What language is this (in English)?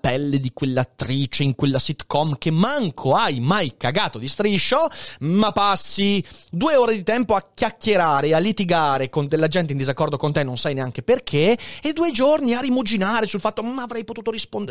Italian